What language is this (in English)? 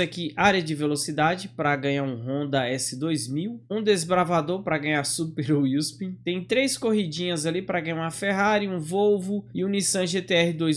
Portuguese